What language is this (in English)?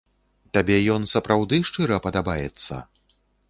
Belarusian